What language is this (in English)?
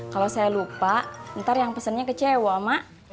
Indonesian